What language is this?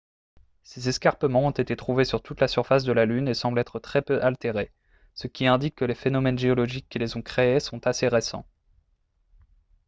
French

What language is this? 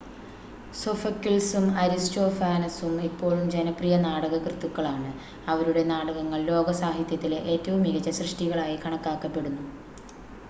Malayalam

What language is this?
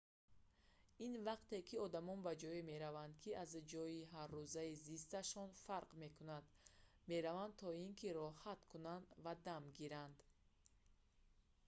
Tajik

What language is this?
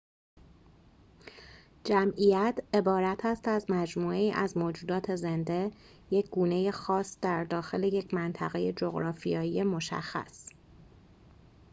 Persian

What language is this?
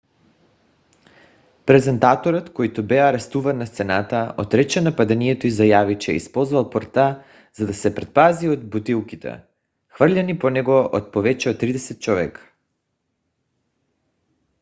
Bulgarian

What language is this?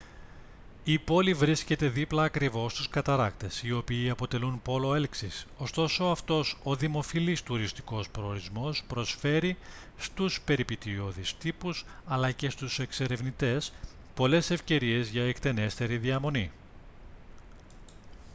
Greek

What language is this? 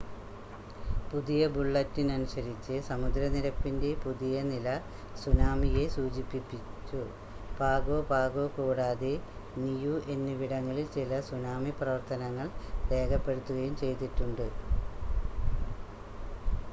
Malayalam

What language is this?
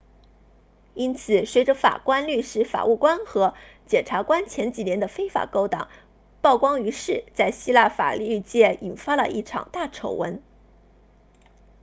Chinese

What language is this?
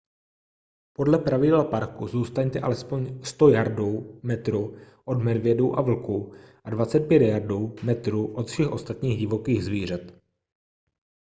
Czech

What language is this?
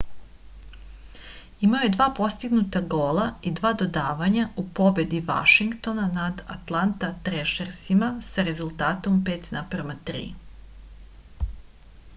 Serbian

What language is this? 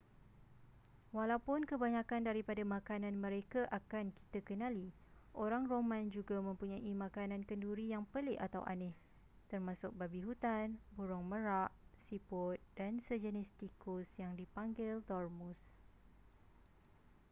Malay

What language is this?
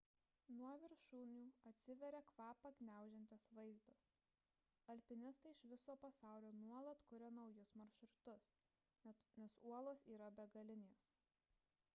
Lithuanian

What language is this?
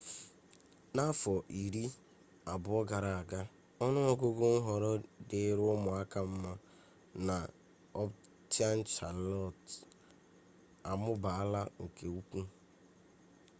Igbo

